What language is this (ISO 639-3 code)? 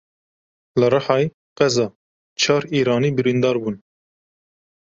kur